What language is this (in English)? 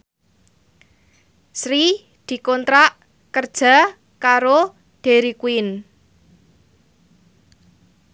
Javanese